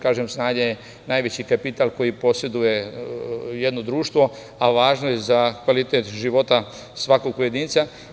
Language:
Serbian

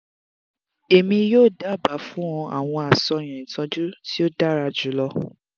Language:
Yoruba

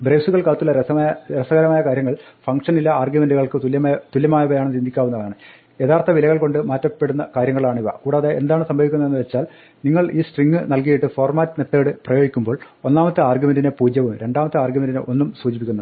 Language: Malayalam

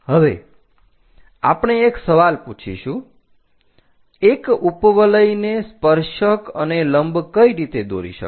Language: Gujarati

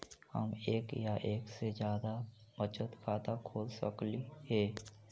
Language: Magahi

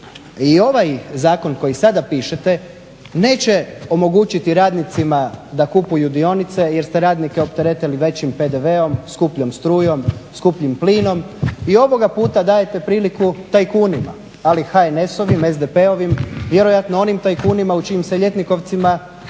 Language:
Croatian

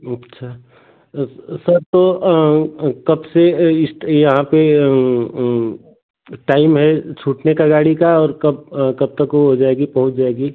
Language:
Hindi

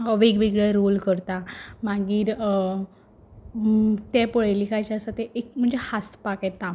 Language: Konkani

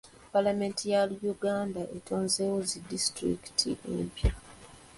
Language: Ganda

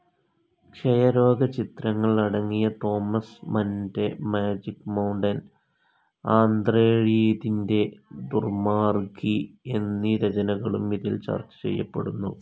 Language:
Malayalam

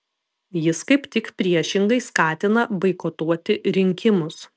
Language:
Lithuanian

